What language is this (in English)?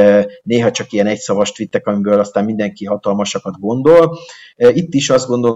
Hungarian